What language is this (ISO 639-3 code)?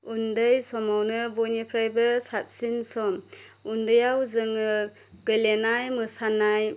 brx